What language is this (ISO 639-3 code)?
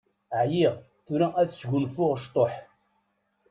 kab